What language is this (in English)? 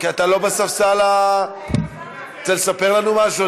Hebrew